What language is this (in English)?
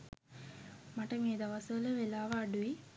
Sinhala